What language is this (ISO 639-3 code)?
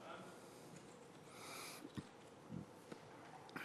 heb